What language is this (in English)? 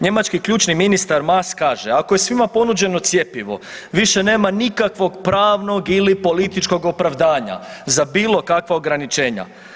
Croatian